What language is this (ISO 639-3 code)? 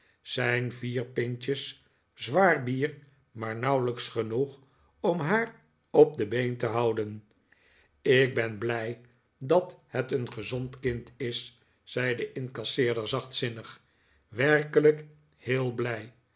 nld